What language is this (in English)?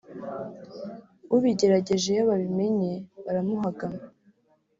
Kinyarwanda